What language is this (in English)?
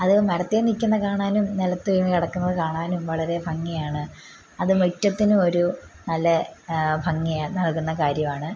Malayalam